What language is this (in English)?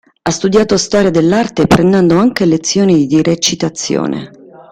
Italian